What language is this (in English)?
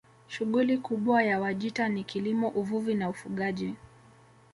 Swahili